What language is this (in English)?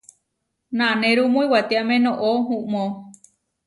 Huarijio